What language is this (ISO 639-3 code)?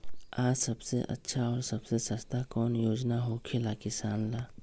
mag